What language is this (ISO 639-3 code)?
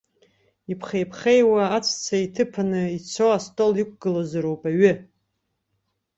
abk